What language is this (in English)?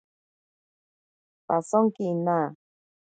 Ashéninka Perené